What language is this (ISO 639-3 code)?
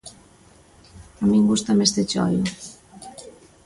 glg